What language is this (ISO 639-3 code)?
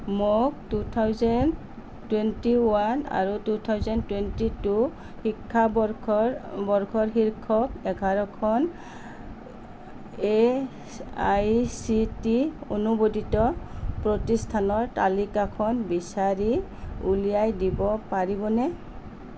asm